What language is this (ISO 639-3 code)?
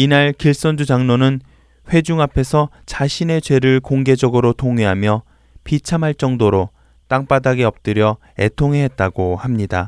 kor